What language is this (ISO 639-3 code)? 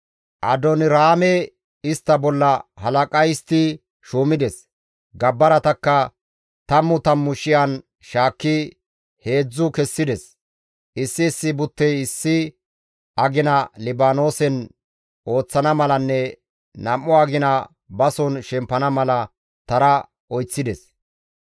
gmv